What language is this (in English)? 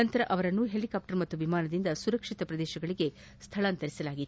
Kannada